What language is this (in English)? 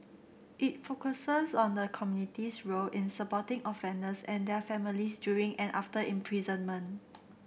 English